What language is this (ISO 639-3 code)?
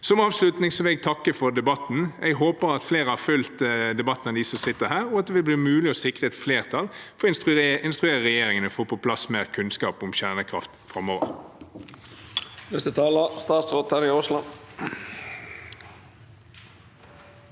nor